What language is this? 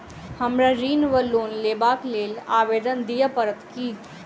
Maithili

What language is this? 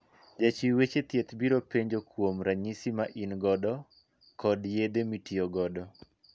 Luo (Kenya and Tanzania)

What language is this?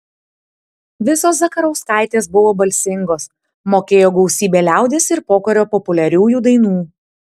Lithuanian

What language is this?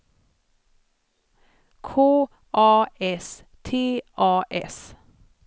Swedish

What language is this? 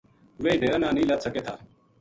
Gujari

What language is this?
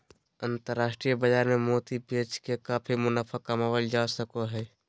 Magahi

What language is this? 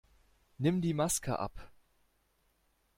German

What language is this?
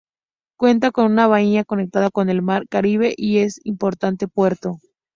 Spanish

